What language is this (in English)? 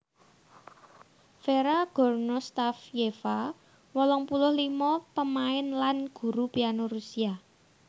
Javanese